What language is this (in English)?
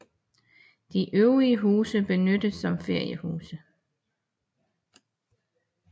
Danish